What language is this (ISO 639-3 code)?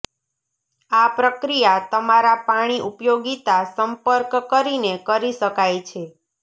guj